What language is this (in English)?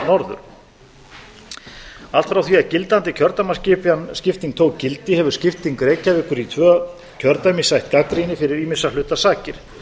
Icelandic